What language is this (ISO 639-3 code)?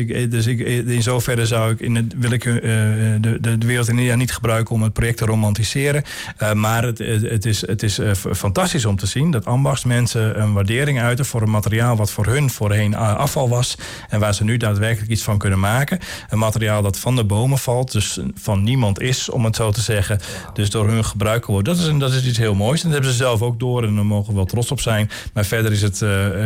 nld